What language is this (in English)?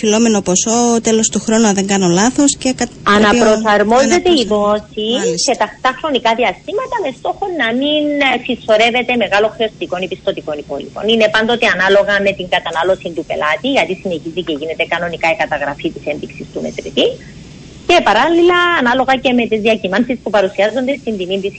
Greek